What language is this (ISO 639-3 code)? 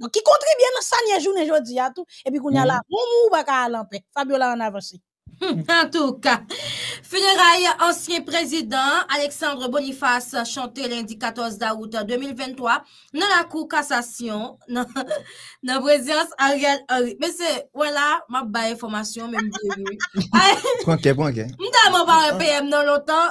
fra